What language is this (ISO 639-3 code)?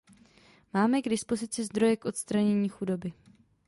ces